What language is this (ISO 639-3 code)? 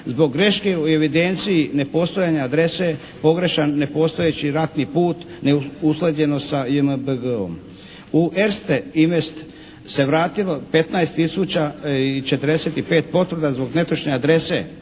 hrv